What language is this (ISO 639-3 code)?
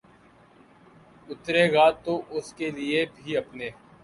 urd